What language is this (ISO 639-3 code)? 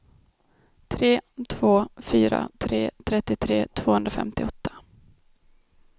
swe